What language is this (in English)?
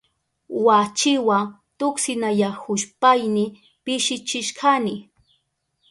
Southern Pastaza Quechua